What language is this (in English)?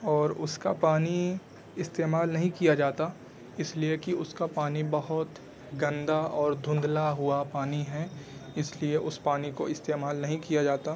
Urdu